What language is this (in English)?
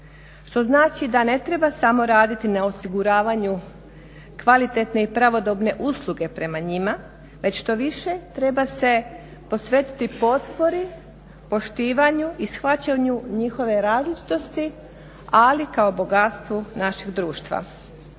Croatian